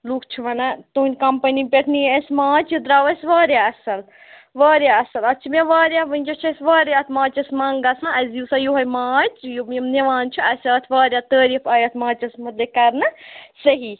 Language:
Kashmiri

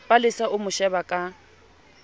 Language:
Southern Sotho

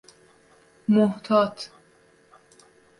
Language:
Persian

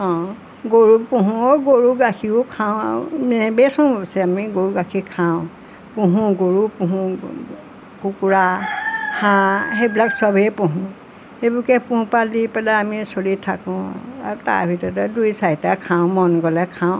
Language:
Assamese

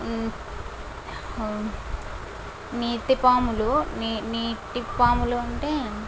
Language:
Telugu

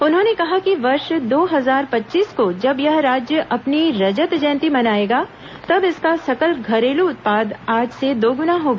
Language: Hindi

